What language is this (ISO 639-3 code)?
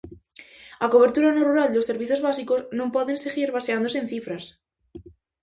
glg